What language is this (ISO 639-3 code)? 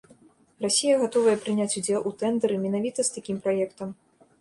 bel